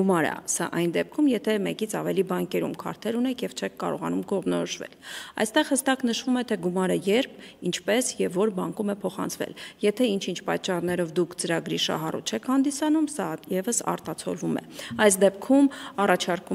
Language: Romanian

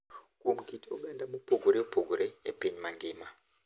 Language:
Luo (Kenya and Tanzania)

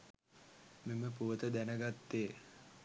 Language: Sinhala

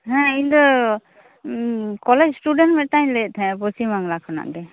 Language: Santali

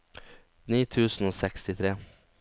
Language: Norwegian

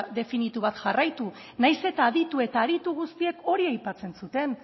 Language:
Basque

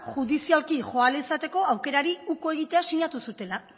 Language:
Basque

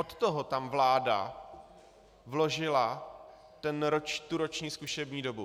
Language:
Czech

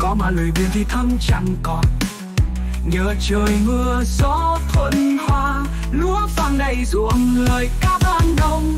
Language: Vietnamese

